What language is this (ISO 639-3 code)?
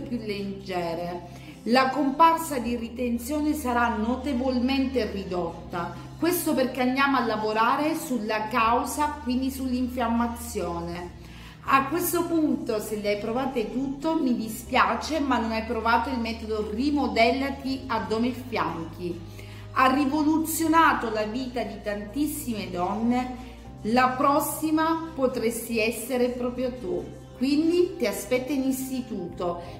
ita